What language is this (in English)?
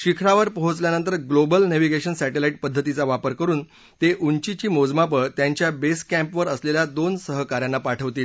Marathi